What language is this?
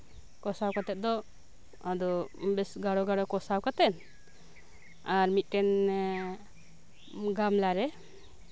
Santali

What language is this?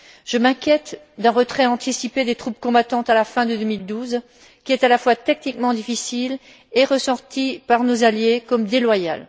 French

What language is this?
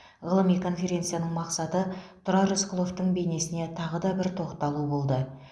Kazakh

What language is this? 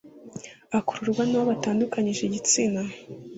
Kinyarwanda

